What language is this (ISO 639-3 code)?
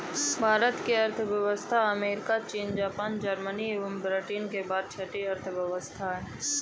hin